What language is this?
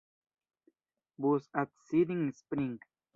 Esperanto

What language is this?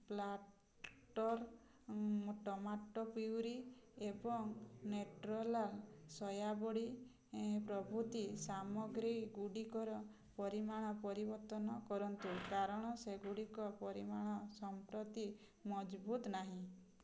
Odia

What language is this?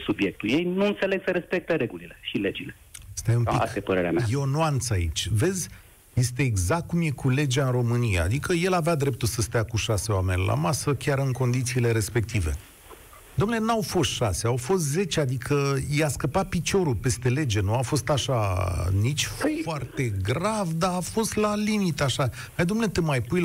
Romanian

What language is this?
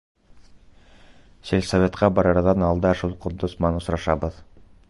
Bashkir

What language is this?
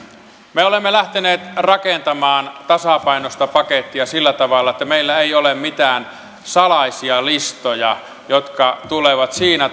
Finnish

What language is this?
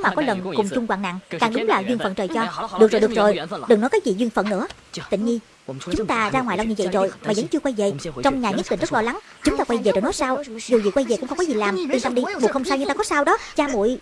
Vietnamese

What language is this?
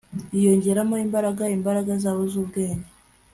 Kinyarwanda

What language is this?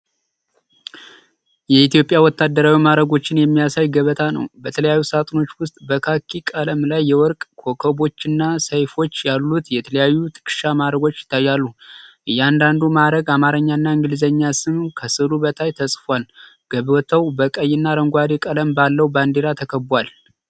Amharic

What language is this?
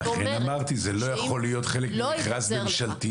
Hebrew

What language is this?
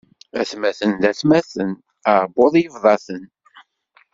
Kabyle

